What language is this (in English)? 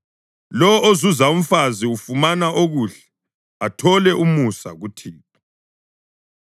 North Ndebele